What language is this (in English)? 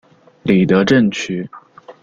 Chinese